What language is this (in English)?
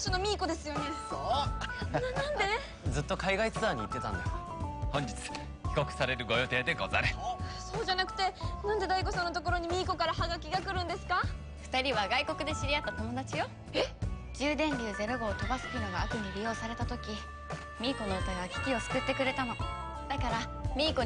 Japanese